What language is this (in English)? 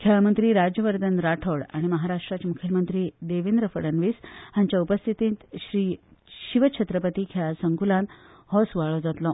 Konkani